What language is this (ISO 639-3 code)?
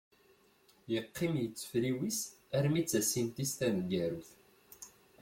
kab